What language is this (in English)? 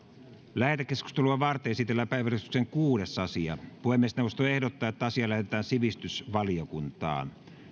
Finnish